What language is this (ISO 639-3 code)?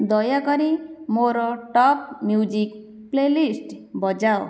ori